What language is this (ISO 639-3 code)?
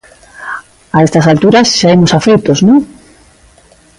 glg